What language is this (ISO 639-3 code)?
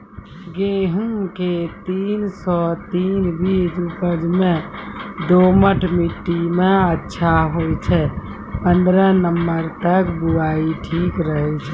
mai